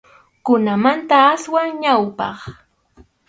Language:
Arequipa-La Unión Quechua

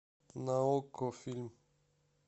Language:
Russian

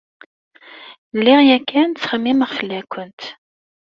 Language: Kabyle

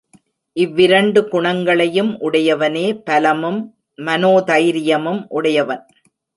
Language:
Tamil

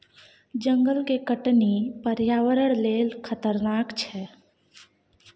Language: Maithili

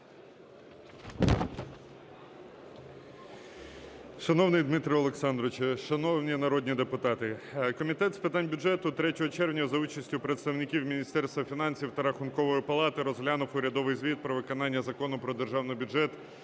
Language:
Ukrainian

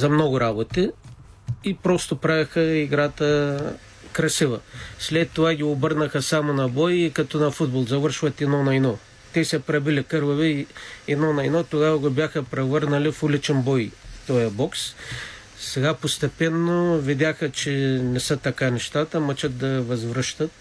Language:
Bulgarian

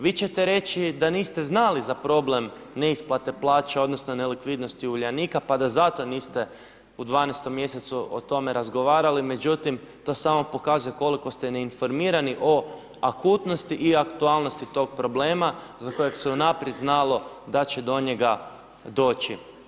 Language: Croatian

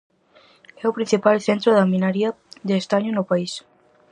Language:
Galician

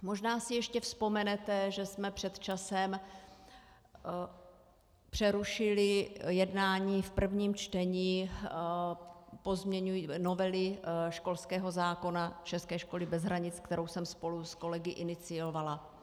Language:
Czech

